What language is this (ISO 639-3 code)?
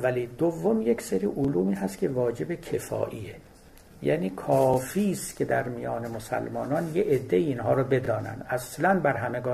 fas